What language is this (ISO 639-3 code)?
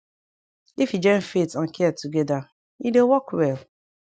pcm